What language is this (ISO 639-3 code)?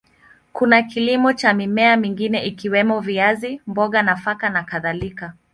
swa